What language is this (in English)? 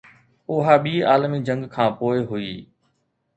Sindhi